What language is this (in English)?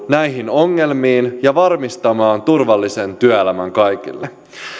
Finnish